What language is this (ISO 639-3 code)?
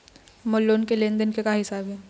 hne